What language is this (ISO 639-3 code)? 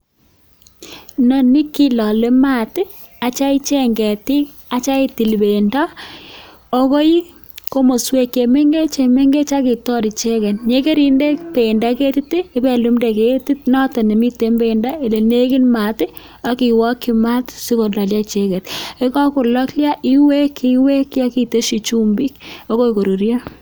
kln